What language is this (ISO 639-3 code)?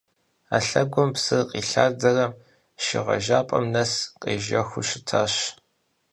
kbd